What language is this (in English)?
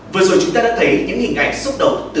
Vietnamese